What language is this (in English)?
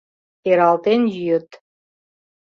Mari